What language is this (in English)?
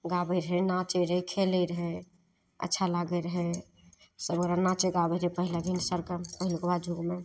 Maithili